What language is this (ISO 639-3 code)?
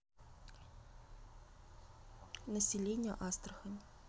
rus